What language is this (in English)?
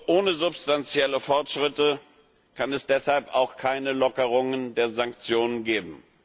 German